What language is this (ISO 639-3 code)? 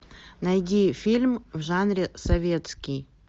rus